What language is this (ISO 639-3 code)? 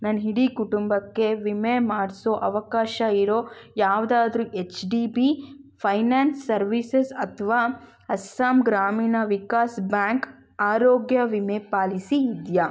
kan